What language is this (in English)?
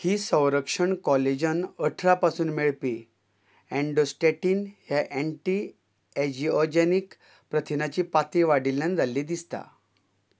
Konkani